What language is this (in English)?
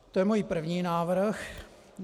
Czech